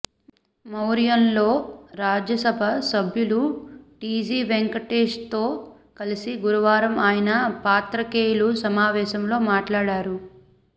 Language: Telugu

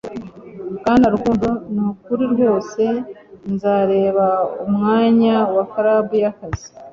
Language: Kinyarwanda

